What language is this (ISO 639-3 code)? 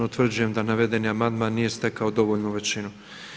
hrv